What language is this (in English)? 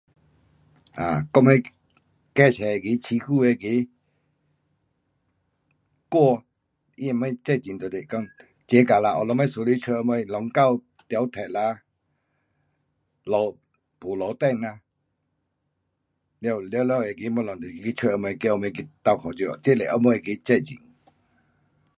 Pu-Xian Chinese